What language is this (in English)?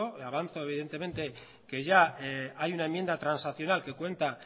Spanish